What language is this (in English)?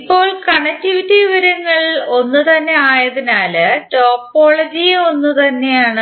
Malayalam